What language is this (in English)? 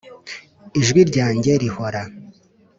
Kinyarwanda